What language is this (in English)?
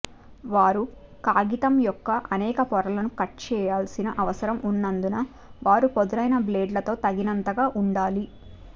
Telugu